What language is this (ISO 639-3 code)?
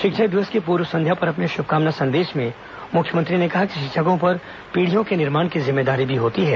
hin